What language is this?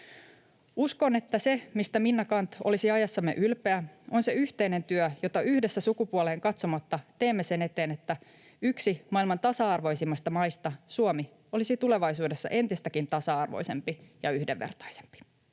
Finnish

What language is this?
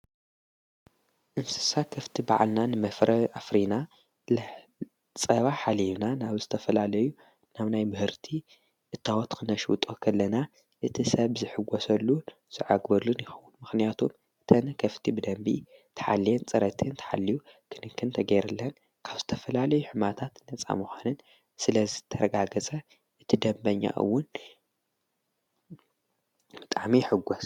Tigrinya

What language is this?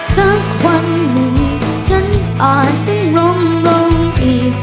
Thai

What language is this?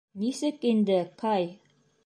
Bashkir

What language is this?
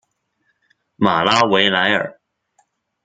Chinese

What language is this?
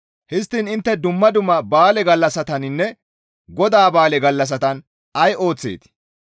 Gamo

